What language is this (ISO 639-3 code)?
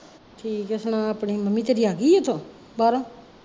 pan